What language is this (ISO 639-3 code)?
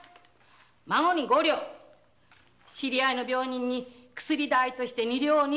jpn